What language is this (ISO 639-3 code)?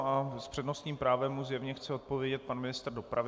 ces